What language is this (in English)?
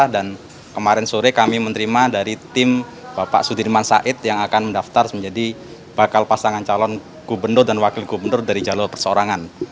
Indonesian